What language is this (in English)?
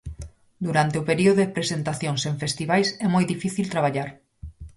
Galician